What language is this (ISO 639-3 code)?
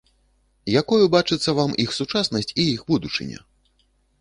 bel